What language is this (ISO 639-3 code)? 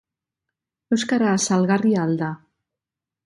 eus